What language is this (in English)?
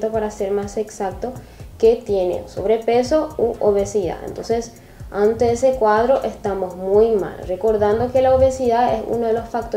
Spanish